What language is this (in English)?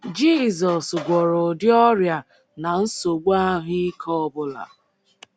Igbo